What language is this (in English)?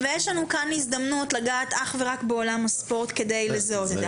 Hebrew